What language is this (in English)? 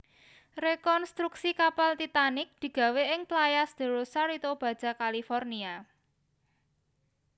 Javanese